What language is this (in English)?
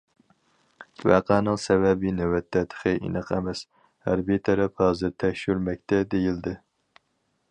Uyghur